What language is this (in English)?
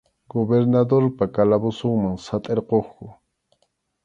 Arequipa-La Unión Quechua